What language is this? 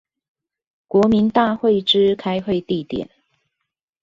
Chinese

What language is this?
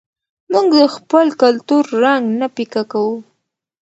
Pashto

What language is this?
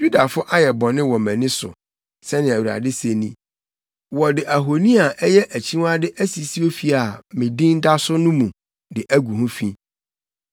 Akan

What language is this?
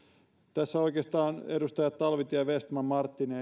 Finnish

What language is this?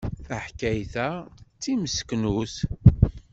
Kabyle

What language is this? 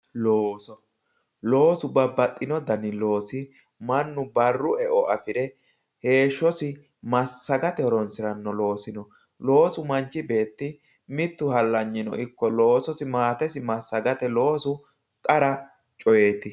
Sidamo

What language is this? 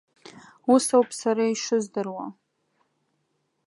Abkhazian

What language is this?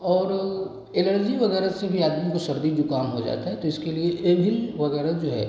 Hindi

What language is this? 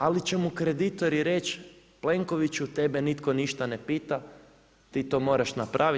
Croatian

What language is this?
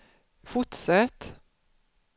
Swedish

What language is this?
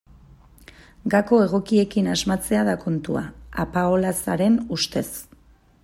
Basque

